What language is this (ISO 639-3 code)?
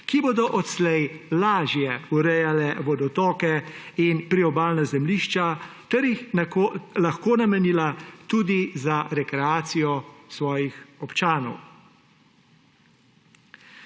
slv